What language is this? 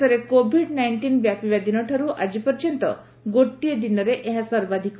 Odia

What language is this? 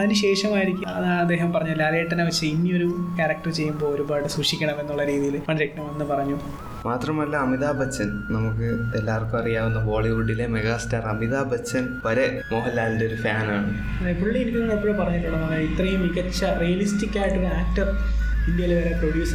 Malayalam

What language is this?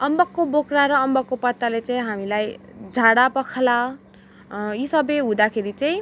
Nepali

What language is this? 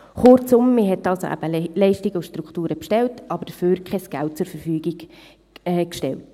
Swiss German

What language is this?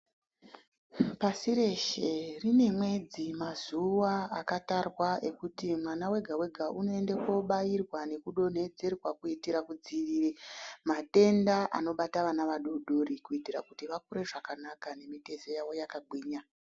Ndau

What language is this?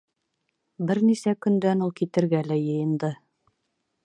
Bashkir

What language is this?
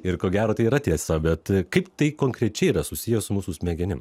Lithuanian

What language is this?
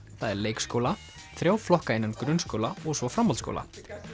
Icelandic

